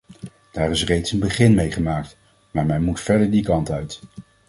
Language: Dutch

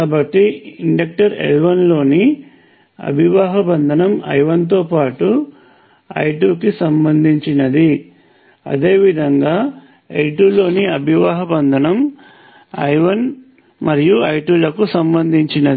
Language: Telugu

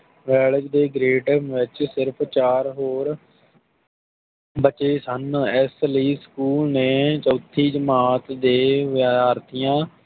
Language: Punjabi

